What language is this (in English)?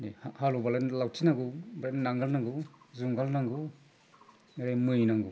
Bodo